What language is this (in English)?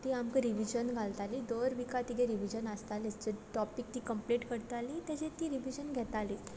Konkani